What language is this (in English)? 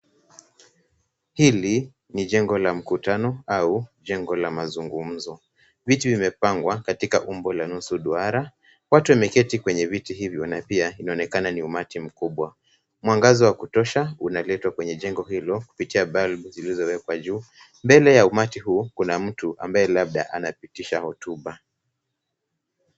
Swahili